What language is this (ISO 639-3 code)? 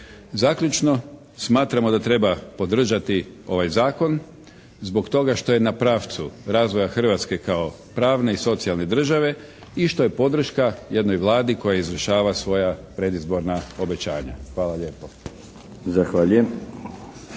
hrv